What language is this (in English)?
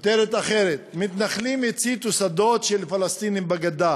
Hebrew